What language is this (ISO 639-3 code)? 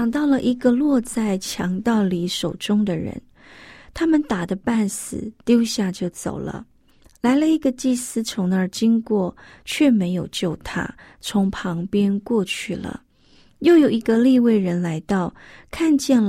zho